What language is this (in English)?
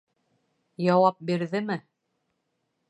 Bashkir